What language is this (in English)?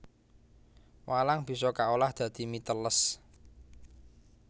Javanese